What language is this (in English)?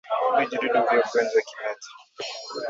Swahili